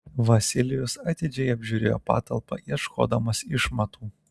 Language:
Lithuanian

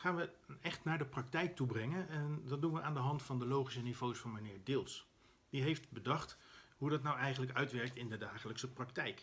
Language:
Dutch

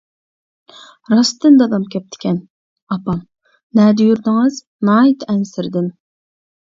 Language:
Uyghur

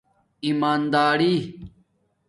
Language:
Domaaki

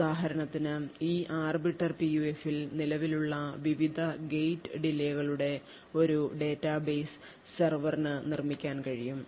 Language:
Malayalam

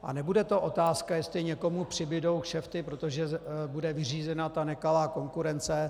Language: Czech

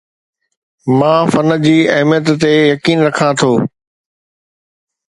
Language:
Sindhi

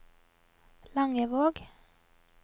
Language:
Norwegian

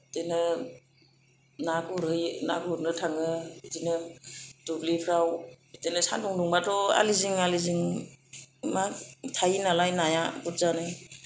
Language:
Bodo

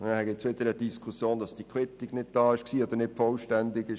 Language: Swiss German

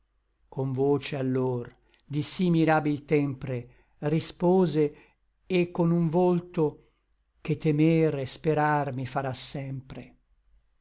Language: Italian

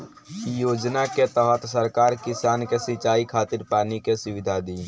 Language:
Bhojpuri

